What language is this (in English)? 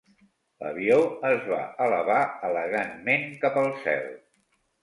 Catalan